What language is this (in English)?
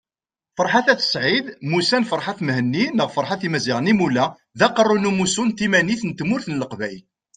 Kabyle